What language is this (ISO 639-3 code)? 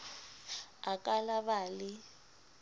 sot